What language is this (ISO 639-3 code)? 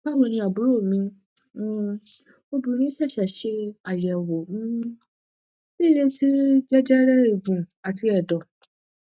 yor